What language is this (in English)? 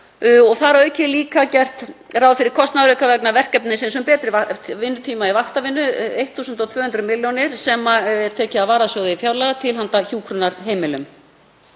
Icelandic